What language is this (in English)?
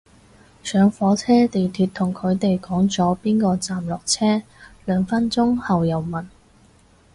Cantonese